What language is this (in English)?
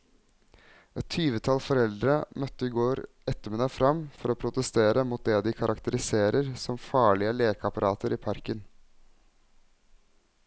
Norwegian